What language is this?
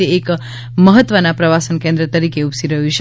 Gujarati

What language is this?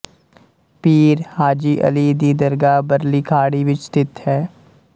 Punjabi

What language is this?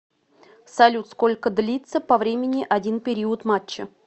Russian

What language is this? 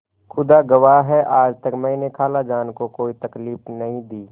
Hindi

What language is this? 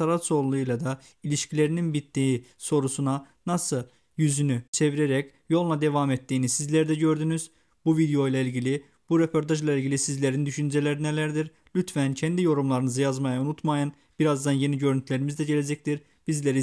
Turkish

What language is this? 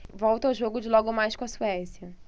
Portuguese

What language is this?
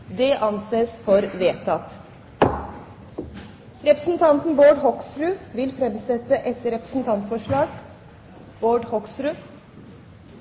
Norwegian Nynorsk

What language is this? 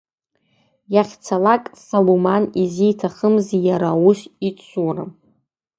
Abkhazian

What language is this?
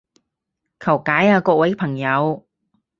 Cantonese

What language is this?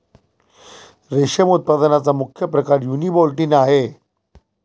Marathi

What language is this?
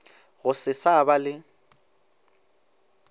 Northern Sotho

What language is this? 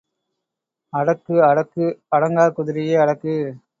Tamil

